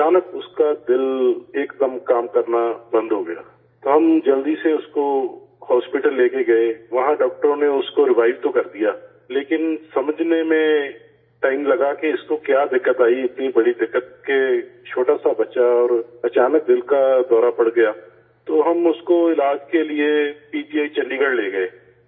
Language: Urdu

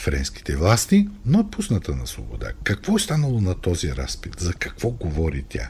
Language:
Bulgarian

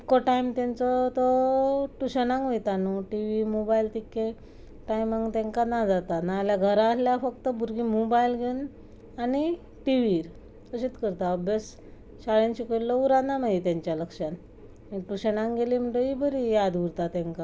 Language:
Konkani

